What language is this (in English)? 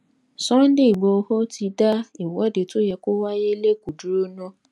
Yoruba